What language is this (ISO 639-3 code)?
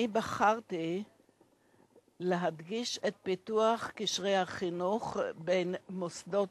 heb